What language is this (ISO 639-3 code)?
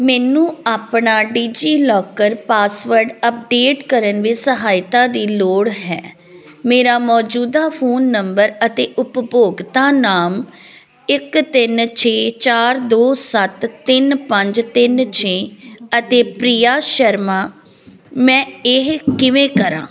pan